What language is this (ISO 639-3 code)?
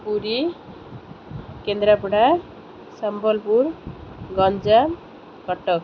ori